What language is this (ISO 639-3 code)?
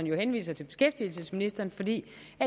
dan